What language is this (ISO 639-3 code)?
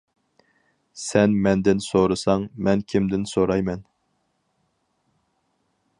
uig